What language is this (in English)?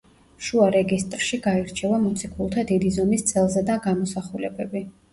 Georgian